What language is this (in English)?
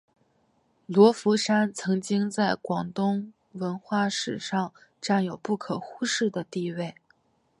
Chinese